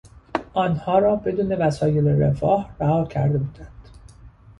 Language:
Persian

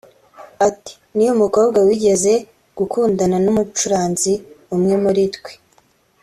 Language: Kinyarwanda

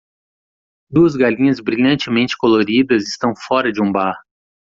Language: Portuguese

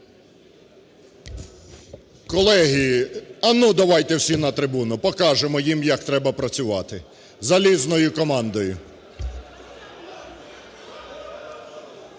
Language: Ukrainian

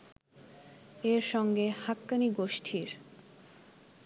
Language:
Bangla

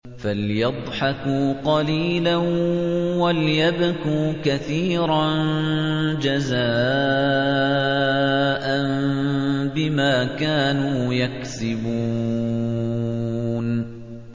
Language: Arabic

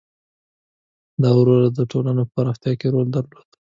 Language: Pashto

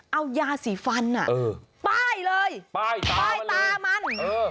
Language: Thai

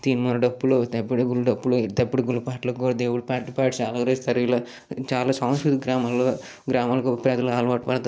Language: Telugu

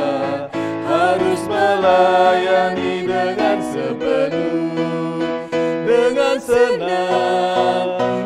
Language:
Indonesian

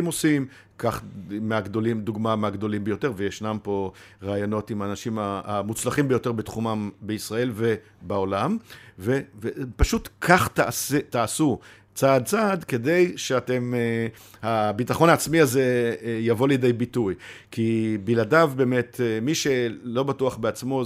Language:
Hebrew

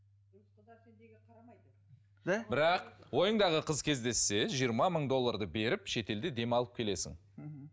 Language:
Kazakh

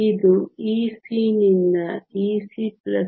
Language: Kannada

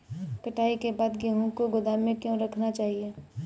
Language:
Hindi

